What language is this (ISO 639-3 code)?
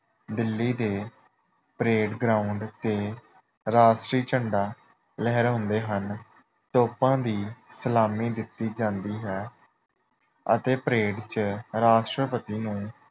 pan